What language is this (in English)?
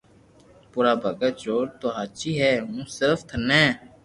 Loarki